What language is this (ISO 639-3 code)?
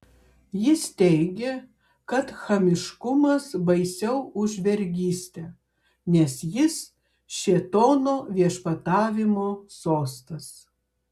lit